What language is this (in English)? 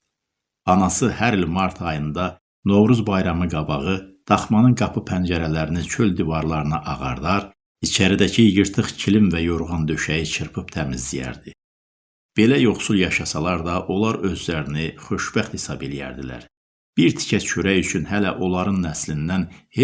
Turkish